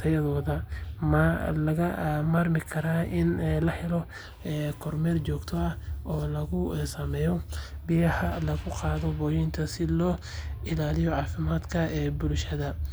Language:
Somali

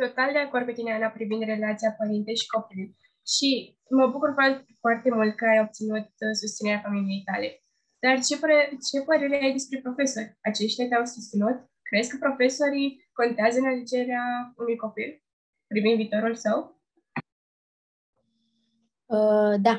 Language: Romanian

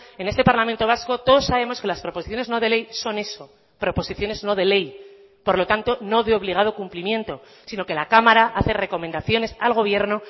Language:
Spanish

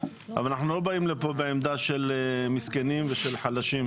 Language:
Hebrew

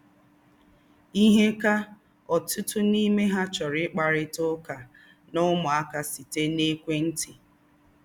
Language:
Igbo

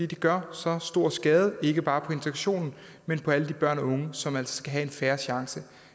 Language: Danish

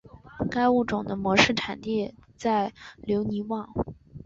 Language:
Chinese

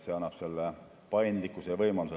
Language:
Estonian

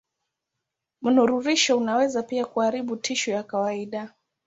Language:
Swahili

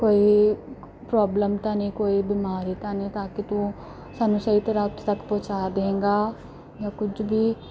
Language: Punjabi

